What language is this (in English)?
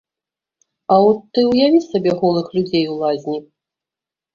Belarusian